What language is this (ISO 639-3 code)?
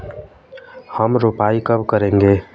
hin